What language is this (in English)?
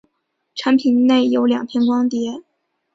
Chinese